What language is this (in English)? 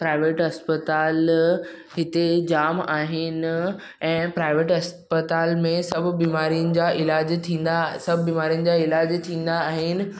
Sindhi